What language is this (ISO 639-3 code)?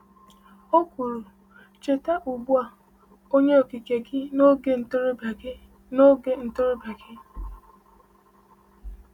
ibo